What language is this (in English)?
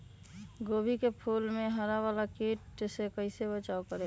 Magahi